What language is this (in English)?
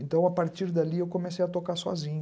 Portuguese